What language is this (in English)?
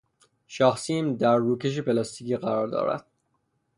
Persian